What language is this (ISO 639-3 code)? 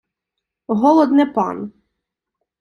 ukr